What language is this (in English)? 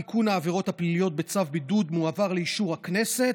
Hebrew